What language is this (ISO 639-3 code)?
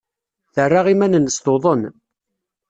kab